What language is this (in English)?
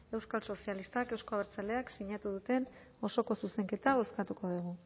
Basque